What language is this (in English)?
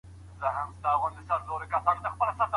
Pashto